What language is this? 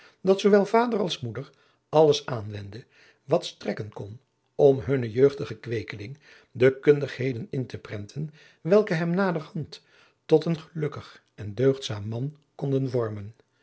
Dutch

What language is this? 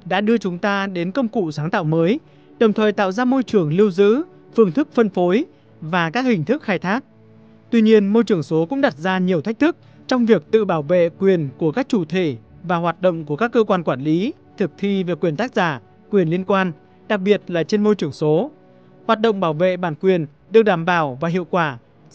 Vietnamese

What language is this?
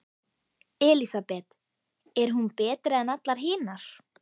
Icelandic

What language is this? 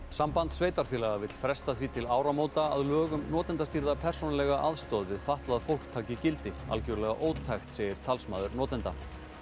Icelandic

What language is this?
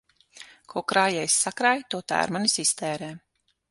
Latvian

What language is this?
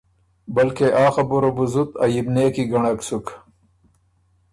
Ormuri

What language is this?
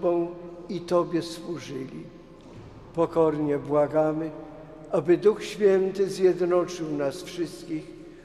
Polish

